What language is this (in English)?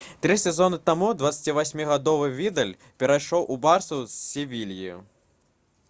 Belarusian